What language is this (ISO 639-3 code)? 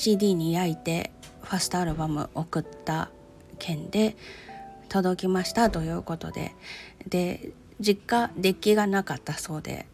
jpn